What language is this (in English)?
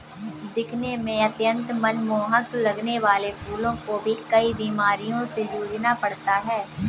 Hindi